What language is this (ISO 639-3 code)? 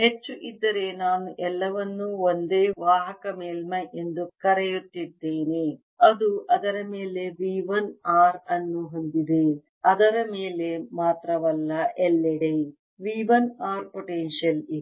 kan